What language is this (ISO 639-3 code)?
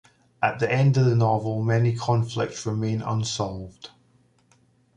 eng